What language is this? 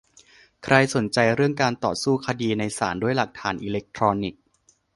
Thai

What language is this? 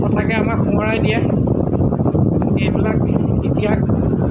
Assamese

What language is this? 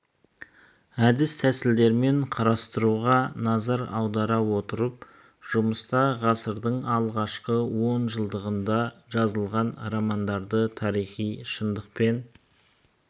Kazakh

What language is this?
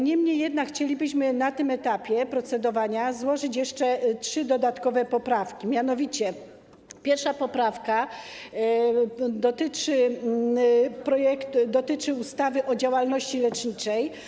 Polish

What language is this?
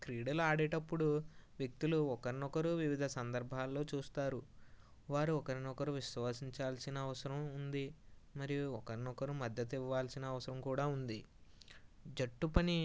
Telugu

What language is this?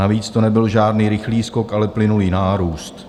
Czech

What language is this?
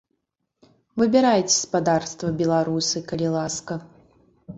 Belarusian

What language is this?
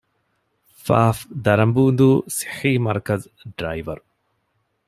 Divehi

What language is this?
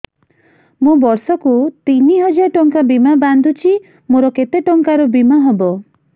Odia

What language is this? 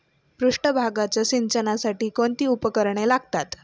Marathi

